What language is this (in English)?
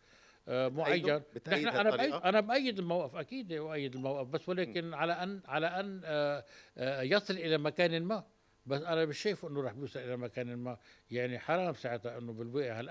Arabic